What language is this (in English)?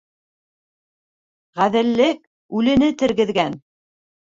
Bashkir